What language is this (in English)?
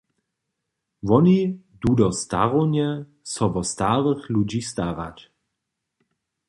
Upper Sorbian